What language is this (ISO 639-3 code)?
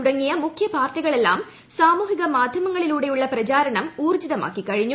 mal